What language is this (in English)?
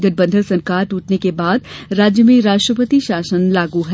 Hindi